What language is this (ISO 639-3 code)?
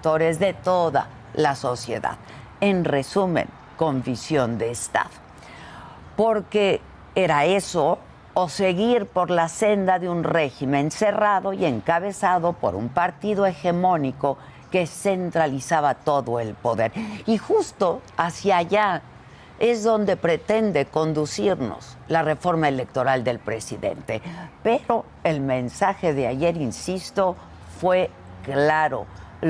spa